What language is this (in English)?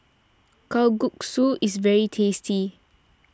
English